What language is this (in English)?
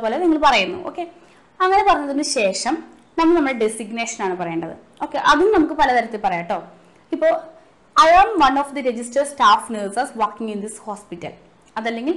Malayalam